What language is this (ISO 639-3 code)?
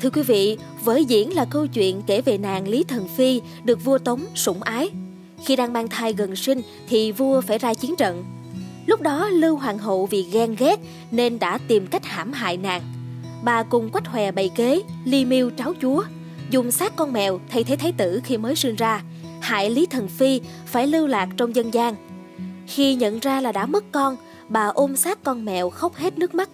vie